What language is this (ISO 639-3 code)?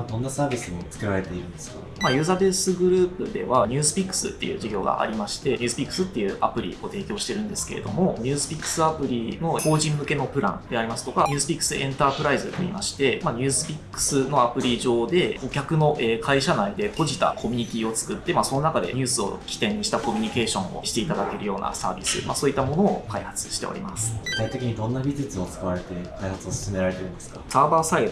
jpn